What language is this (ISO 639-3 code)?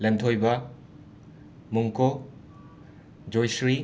mni